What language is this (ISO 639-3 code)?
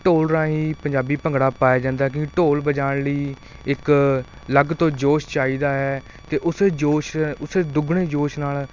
pan